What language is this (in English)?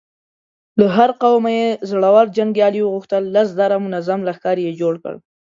Pashto